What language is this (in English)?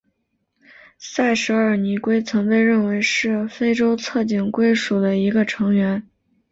Chinese